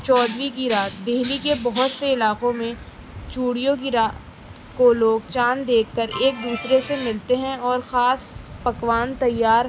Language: Urdu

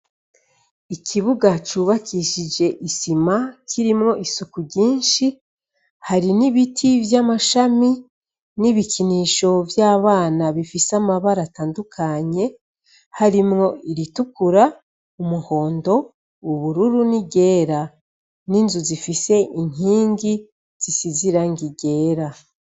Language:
Rundi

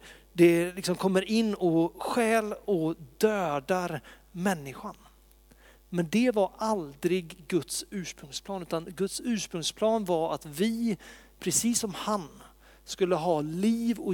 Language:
Swedish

